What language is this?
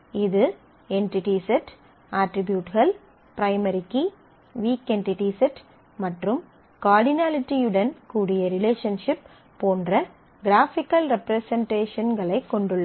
Tamil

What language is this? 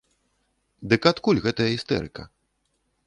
Belarusian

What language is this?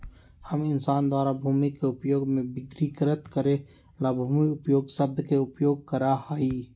Magahi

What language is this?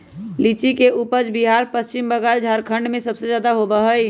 Magahi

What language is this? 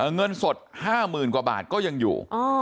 Thai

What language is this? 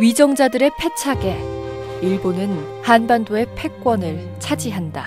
Korean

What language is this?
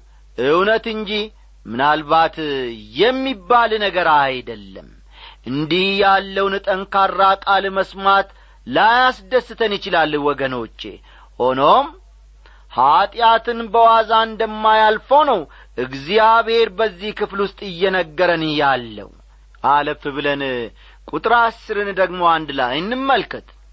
Amharic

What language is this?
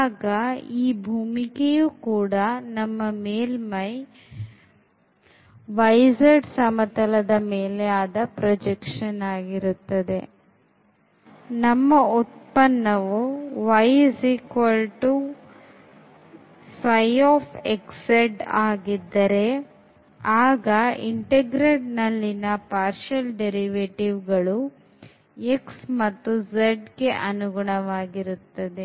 Kannada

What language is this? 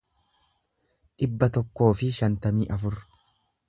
Oromo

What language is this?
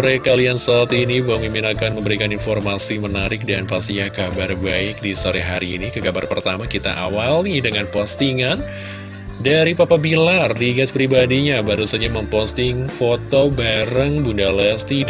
Indonesian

